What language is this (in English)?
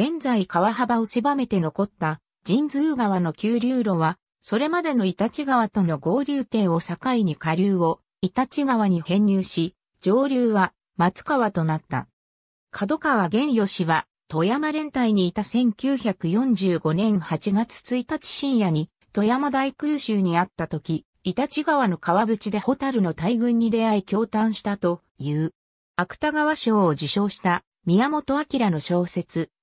Japanese